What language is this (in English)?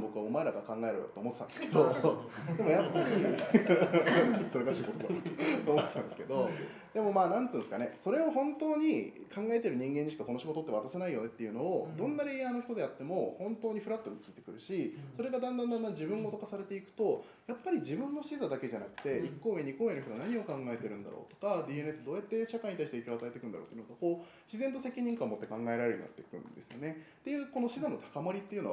Japanese